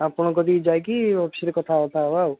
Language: Odia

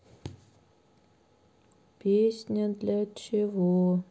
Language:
Russian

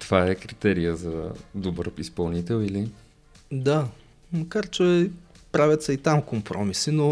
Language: Bulgarian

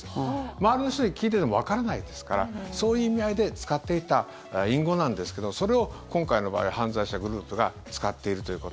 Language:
Japanese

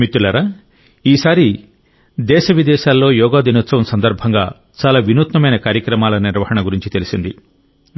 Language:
Telugu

